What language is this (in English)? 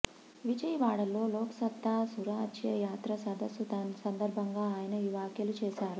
Telugu